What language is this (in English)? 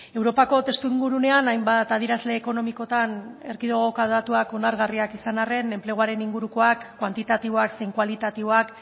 Basque